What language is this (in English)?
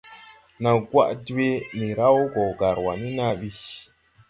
Tupuri